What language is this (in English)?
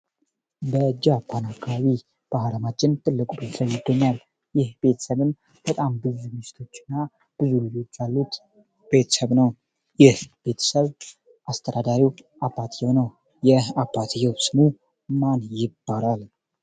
Amharic